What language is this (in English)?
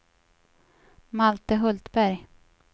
Swedish